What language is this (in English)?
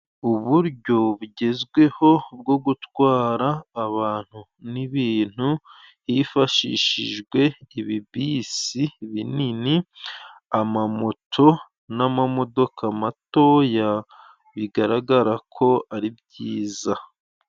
Kinyarwanda